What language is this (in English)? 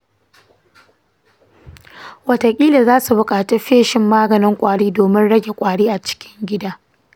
Hausa